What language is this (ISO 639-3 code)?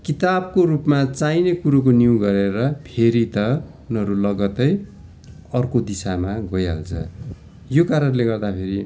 nep